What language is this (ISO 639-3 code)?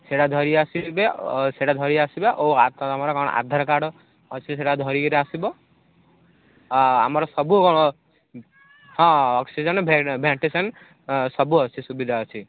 ori